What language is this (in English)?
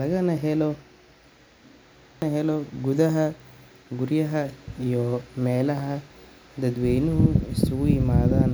Somali